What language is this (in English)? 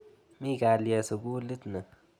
Kalenjin